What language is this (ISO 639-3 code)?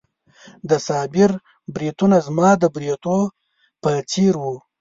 pus